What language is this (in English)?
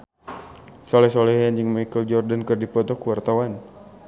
Sundanese